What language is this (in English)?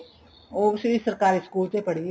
Punjabi